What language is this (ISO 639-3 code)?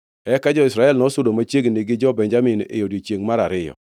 luo